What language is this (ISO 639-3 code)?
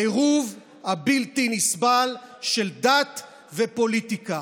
heb